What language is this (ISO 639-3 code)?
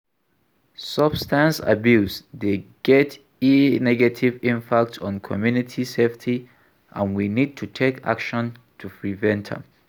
pcm